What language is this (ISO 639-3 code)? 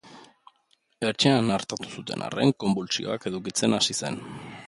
eus